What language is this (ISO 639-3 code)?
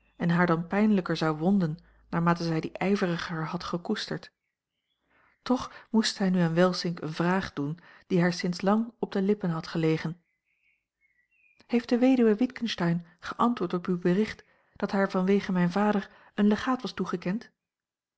nld